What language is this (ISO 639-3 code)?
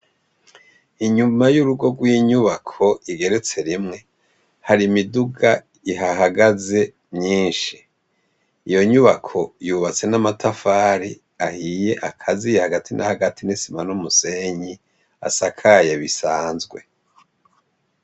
run